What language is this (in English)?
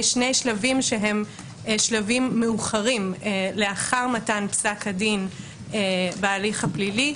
Hebrew